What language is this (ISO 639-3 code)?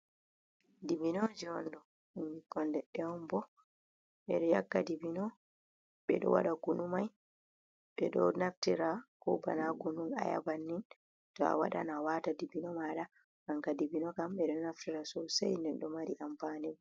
ful